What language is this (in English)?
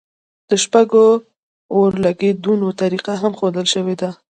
Pashto